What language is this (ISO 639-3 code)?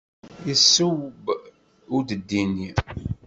kab